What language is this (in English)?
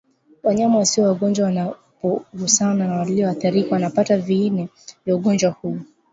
Swahili